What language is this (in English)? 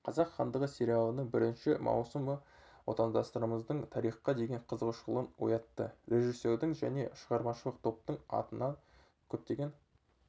Kazakh